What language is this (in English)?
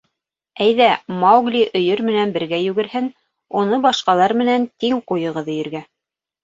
Bashkir